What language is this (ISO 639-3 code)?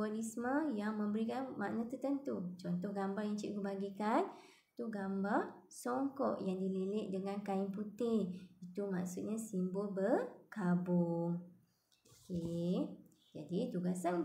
msa